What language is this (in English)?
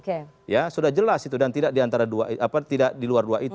Indonesian